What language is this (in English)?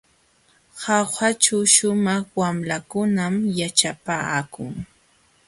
Jauja Wanca Quechua